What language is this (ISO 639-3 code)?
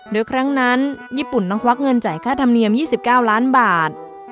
tha